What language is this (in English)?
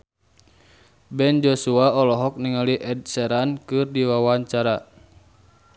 Sundanese